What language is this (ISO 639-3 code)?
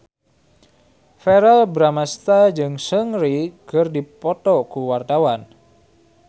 sun